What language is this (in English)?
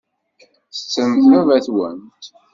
Kabyle